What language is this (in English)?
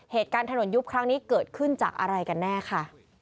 Thai